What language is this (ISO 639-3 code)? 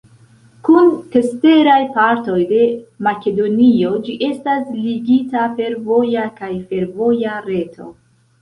epo